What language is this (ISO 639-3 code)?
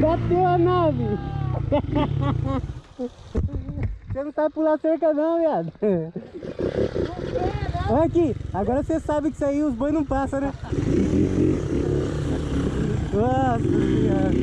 por